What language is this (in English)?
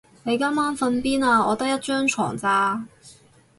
Cantonese